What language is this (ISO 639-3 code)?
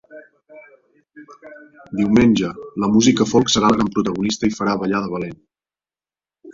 cat